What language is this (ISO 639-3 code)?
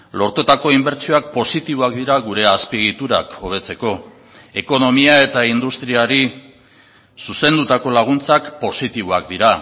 eus